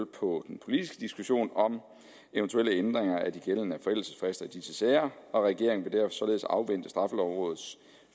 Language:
Danish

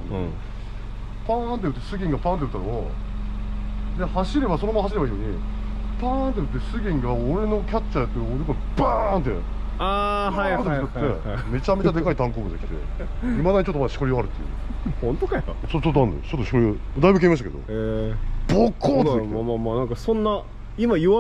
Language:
Japanese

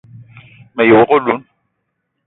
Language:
Eton (Cameroon)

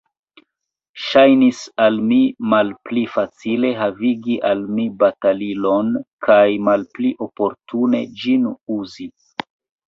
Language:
Esperanto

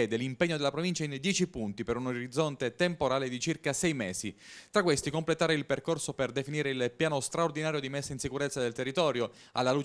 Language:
Italian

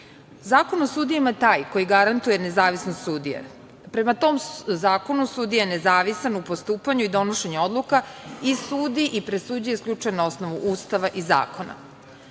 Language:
Serbian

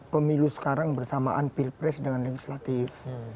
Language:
Indonesian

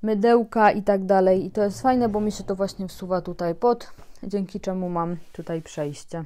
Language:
Polish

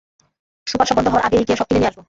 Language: Bangla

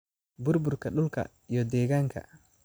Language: Somali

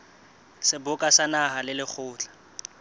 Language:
Southern Sotho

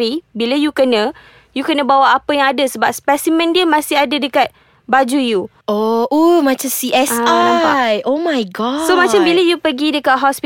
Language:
Malay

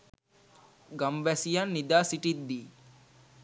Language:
Sinhala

